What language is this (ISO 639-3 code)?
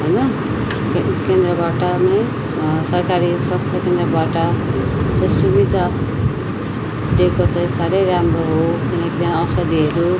nep